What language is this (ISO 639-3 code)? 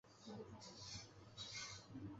zho